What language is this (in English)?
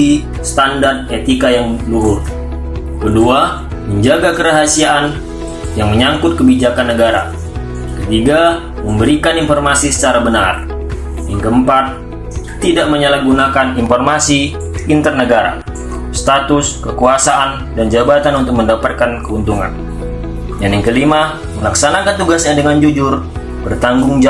Indonesian